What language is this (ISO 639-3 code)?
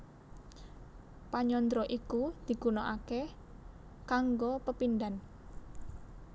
jav